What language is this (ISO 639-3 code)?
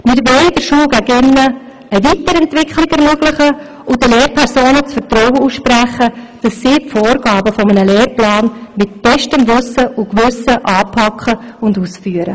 gsw